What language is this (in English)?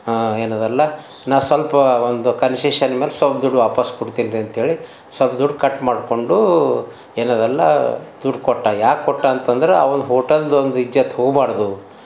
Kannada